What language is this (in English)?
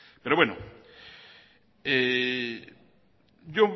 Basque